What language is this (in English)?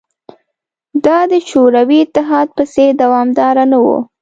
Pashto